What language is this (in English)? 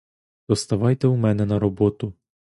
Ukrainian